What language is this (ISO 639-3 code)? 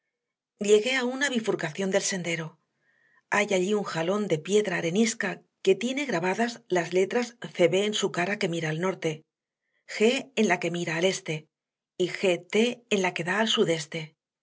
spa